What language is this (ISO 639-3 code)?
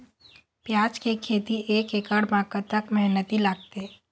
hne